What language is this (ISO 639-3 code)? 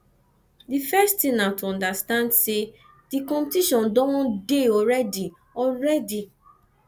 pcm